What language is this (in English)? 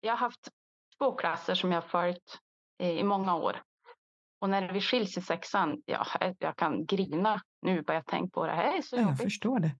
Swedish